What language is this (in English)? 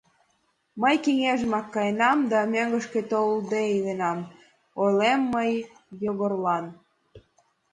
Mari